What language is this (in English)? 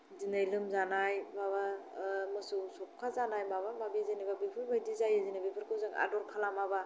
Bodo